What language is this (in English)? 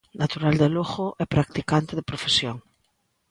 Galician